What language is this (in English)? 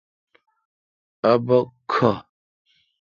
Kalkoti